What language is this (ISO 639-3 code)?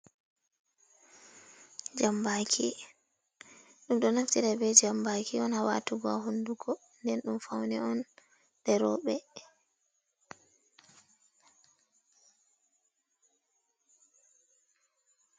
ful